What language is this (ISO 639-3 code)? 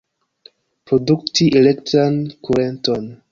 epo